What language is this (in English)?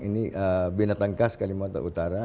Indonesian